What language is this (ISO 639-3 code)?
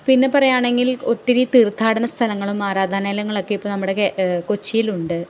mal